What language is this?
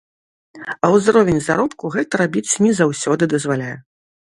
Belarusian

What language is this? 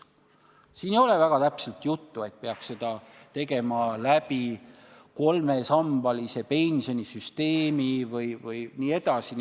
Estonian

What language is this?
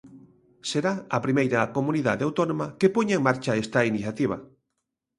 Galician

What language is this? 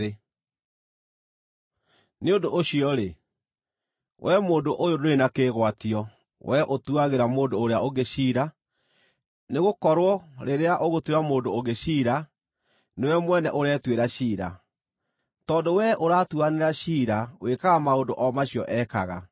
Kikuyu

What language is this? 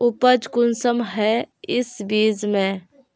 Magahi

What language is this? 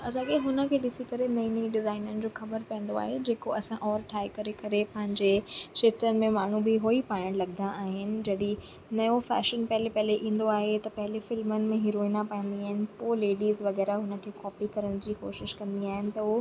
Sindhi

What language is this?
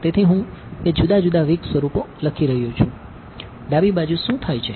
Gujarati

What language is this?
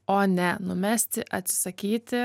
Lithuanian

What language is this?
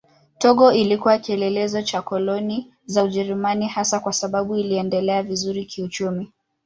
Swahili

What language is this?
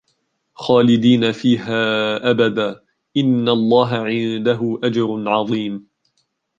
Arabic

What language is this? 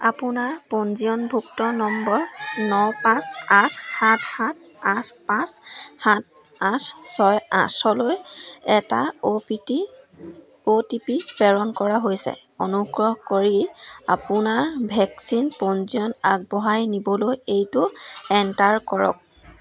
Assamese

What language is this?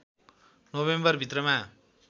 Nepali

